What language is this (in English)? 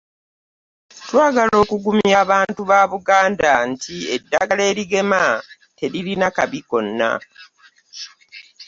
Ganda